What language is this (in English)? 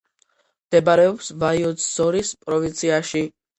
Georgian